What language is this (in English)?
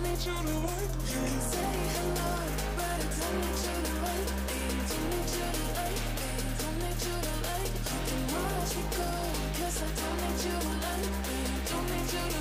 Italian